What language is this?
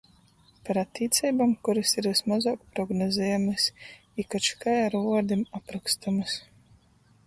Latgalian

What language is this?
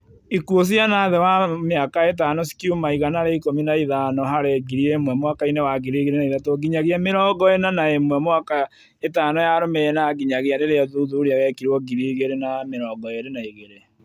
Kikuyu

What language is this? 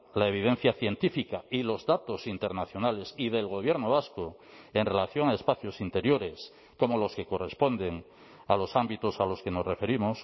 Spanish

